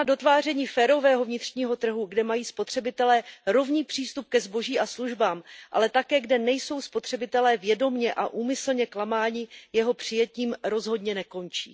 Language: Czech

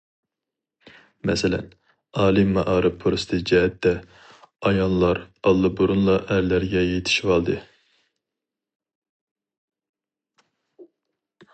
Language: Uyghur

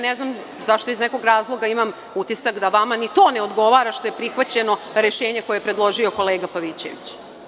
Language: Serbian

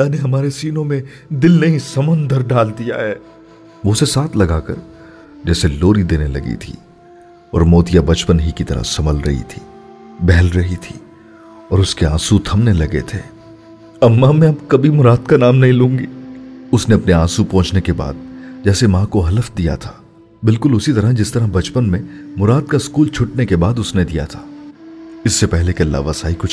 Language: Urdu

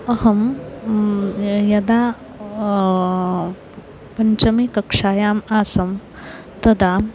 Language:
Sanskrit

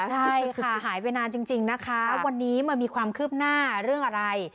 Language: Thai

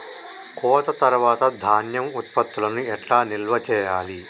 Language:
Telugu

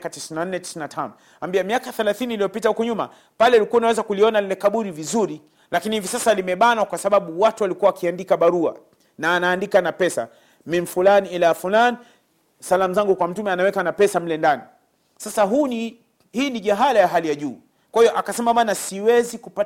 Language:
Swahili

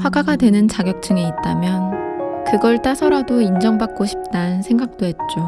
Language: Korean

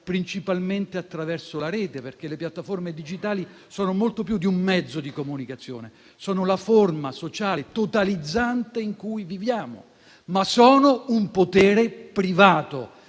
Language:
Italian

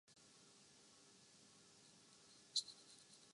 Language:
Urdu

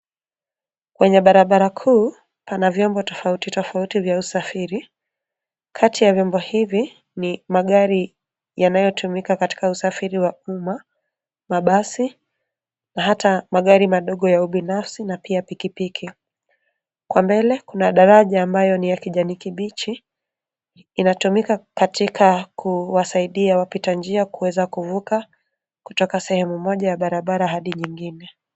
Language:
Swahili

